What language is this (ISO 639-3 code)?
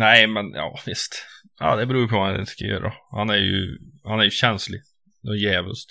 swe